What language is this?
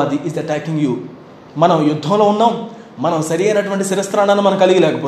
Telugu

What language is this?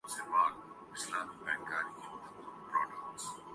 Urdu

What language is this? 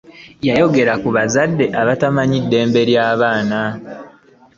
Ganda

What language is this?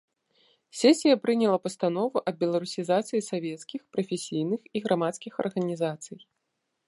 Belarusian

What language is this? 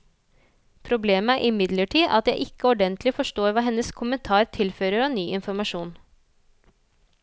Norwegian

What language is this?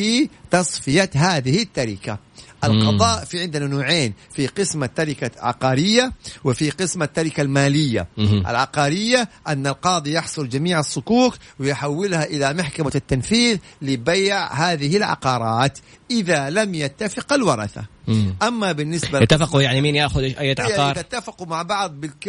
Arabic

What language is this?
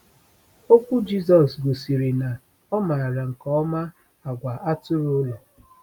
Igbo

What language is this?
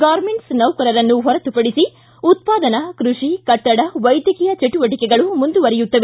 Kannada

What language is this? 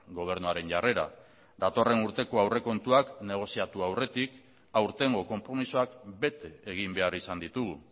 Basque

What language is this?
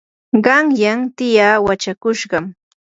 Yanahuanca Pasco Quechua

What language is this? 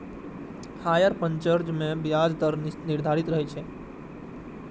Maithili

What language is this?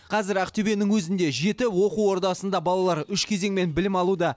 Kazakh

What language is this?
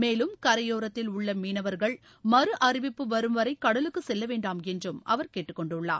Tamil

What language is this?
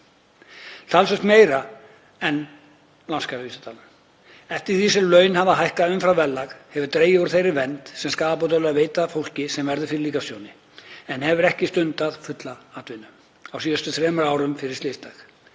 Icelandic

